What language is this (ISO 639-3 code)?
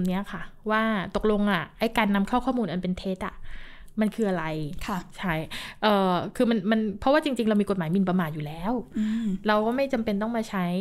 tha